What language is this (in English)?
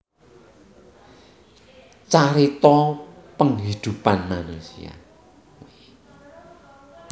Javanese